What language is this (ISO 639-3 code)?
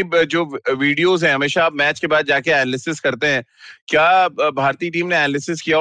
hin